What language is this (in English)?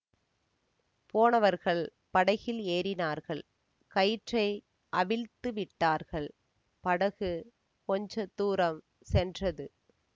Tamil